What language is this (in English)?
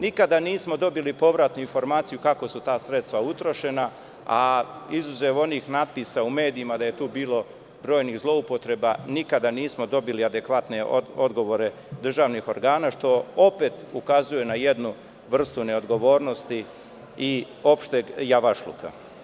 Serbian